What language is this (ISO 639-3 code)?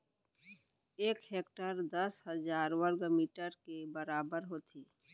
hne